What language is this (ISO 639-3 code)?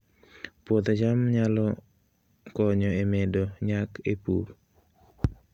luo